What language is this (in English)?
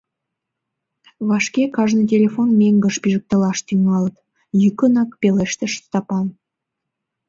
Mari